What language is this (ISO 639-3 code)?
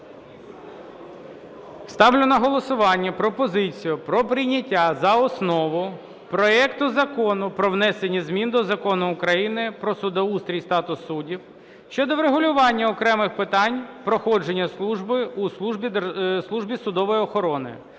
ukr